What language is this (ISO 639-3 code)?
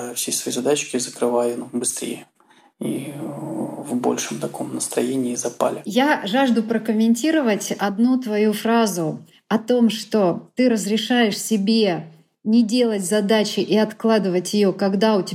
rus